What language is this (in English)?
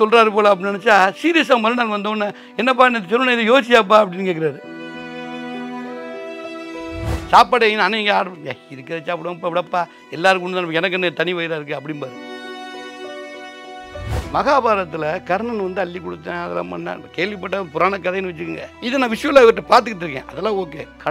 Tamil